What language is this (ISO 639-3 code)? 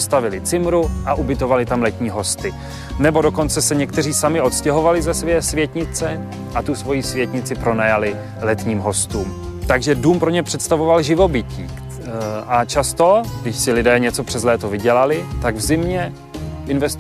ces